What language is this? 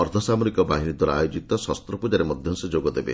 Odia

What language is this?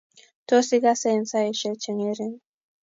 Kalenjin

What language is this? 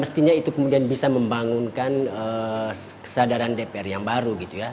Indonesian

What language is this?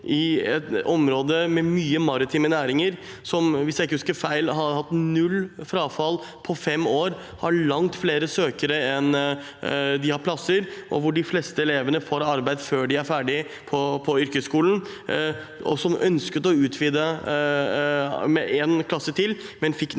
Norwegian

